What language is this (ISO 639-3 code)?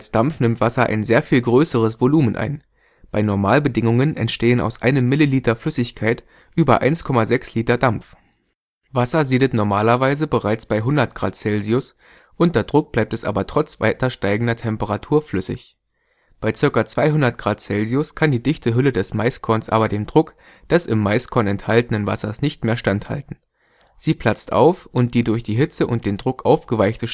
deu